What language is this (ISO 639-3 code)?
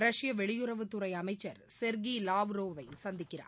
tam